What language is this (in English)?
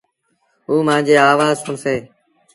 Sindhi Bhil